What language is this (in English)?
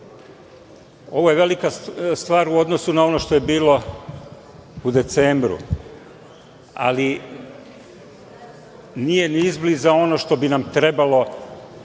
Serbian